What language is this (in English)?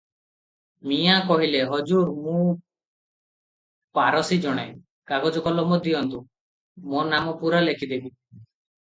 Odia